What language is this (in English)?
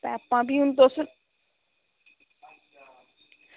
Dogri